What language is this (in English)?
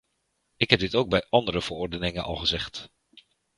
Dutch